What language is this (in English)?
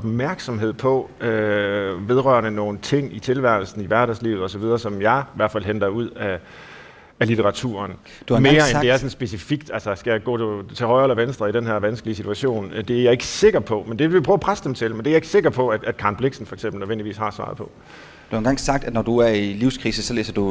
Danish